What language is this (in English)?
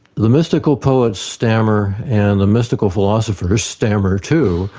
English